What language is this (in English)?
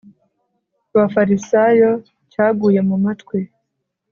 Kinyarwanda